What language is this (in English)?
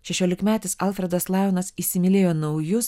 Lithuanian